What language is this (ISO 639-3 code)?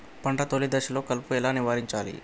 tel